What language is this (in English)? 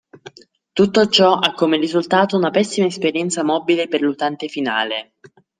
Italian